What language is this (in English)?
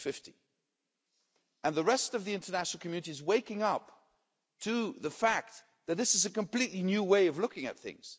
English